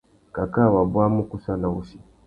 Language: Tuki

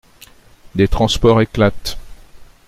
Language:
French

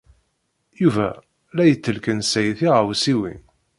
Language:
Kabyle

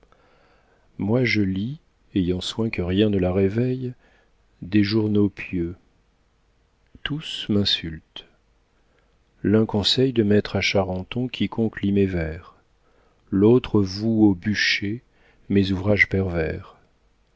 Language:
French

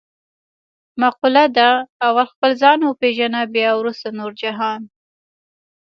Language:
Pashto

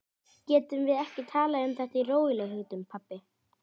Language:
Icelandic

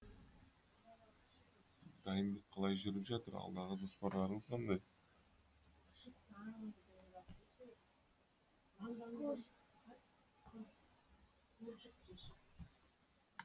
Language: Kazakh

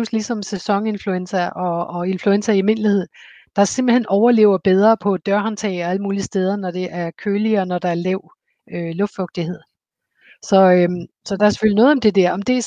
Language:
Danish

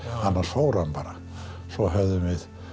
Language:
Icelandic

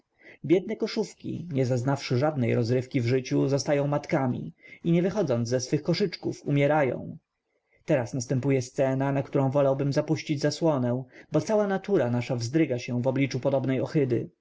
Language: Polish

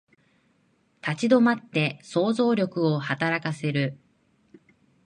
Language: Japanese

